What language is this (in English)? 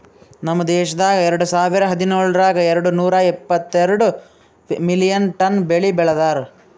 Kannada